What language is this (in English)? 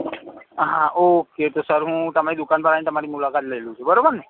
Gujarati